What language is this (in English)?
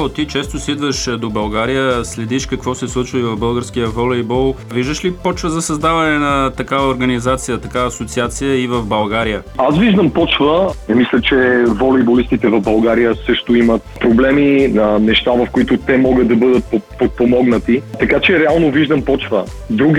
Bulgarian